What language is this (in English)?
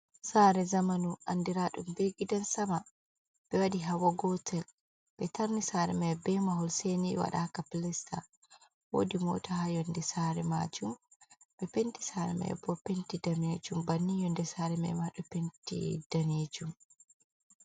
Fula